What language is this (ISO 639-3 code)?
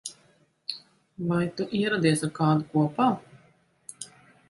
lav